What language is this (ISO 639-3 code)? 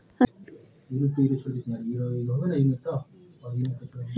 mag